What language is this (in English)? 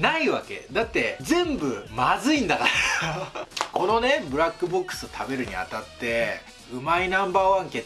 Japanese